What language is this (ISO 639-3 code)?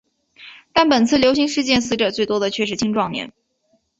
zho